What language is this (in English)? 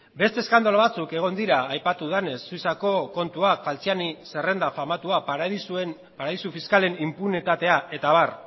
Basque